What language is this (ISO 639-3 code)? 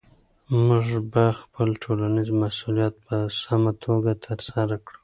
pus